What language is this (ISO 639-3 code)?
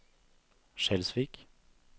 nor